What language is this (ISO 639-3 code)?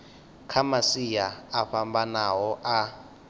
ven